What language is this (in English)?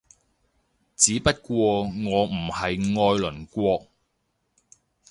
Cantonese